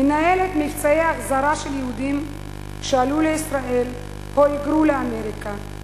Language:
Hebrew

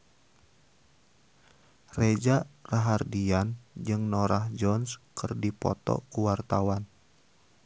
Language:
Sundanese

